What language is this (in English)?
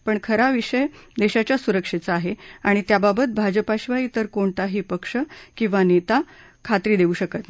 Marathi